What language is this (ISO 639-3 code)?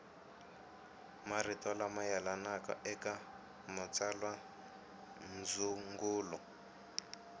tso